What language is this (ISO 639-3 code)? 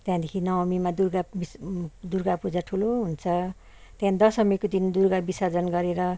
nep